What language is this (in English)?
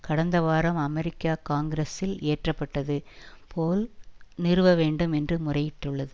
Tamil